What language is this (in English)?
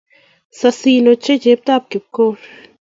Kalenjin